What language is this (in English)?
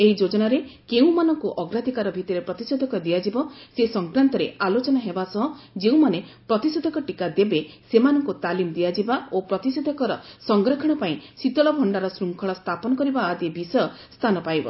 Odia